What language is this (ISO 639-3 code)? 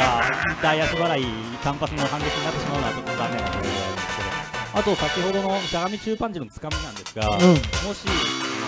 jpn